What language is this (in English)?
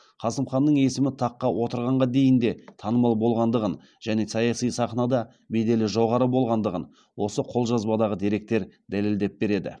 Kazakh